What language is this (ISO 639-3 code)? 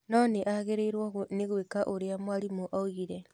kik